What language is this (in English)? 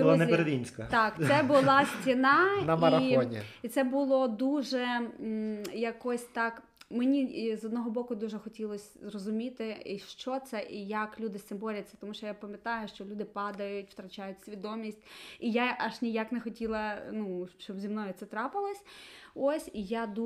Ukrainian